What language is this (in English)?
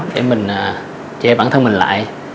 Vietnamese